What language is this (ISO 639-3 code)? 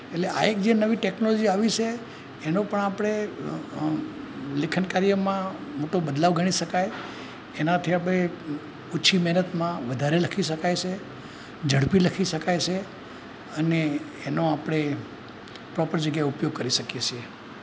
guj